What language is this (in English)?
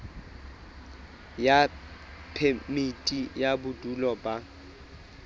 Southern Sotho